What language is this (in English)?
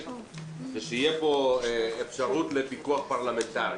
Hebrew